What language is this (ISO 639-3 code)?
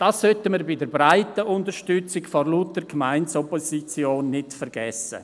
gsw